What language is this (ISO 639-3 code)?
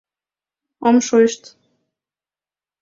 chm